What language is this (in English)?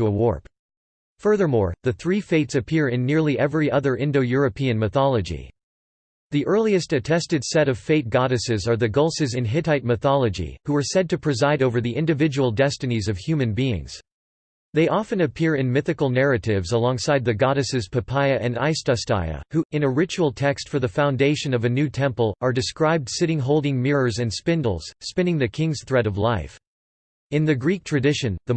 English